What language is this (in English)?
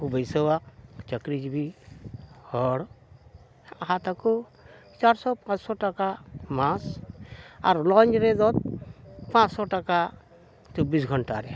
Santali